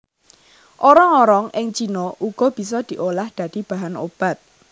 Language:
Javanese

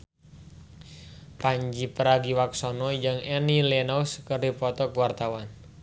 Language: Sundanese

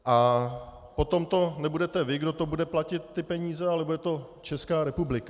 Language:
Czech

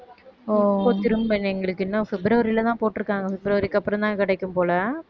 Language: Tamil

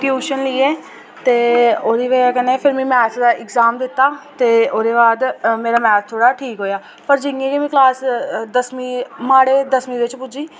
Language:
Dogri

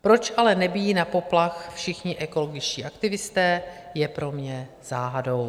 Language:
Czech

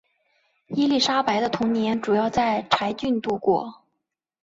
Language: Chinese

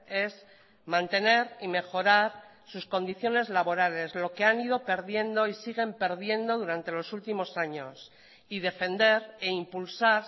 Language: Spanish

